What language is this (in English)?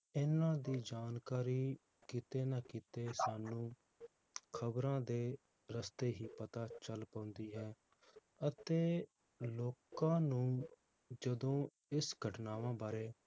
Punjabi